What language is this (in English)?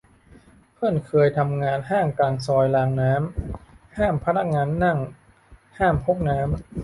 Thai